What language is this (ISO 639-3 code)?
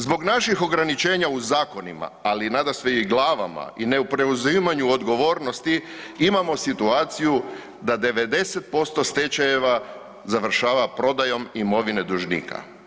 hrv